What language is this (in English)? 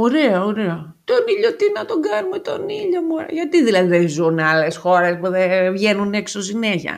Greek